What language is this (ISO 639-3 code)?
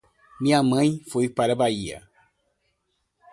por